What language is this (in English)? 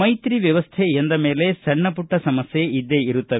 Kannada